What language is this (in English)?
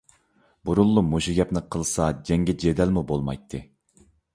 Uyghur